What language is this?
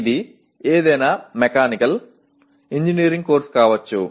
Telugu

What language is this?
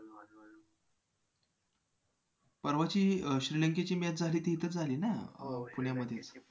Marathi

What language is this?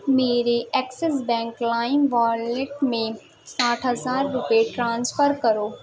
Urdu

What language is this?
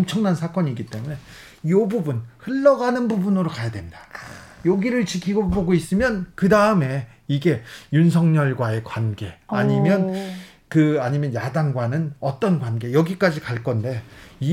Korean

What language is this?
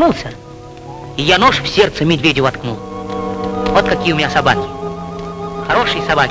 Russian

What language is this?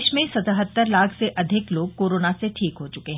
Hindi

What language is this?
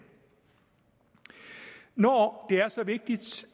Danish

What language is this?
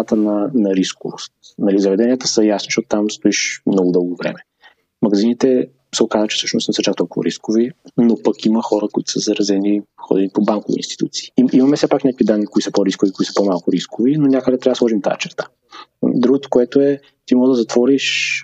Bulgarian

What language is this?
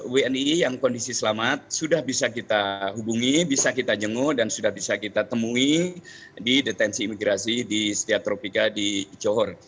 Indonesian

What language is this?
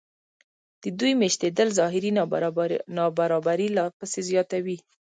Pashto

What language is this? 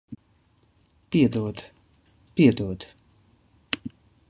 Latvian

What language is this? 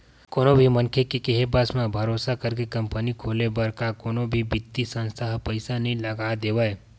Chhattisgarhi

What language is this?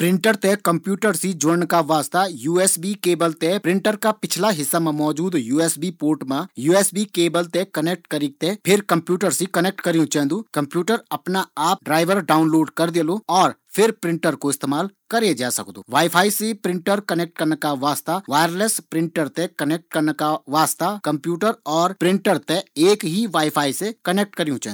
Garhwali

